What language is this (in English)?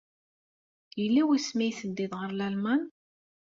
Kabyle